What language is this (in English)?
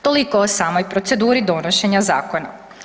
Croatian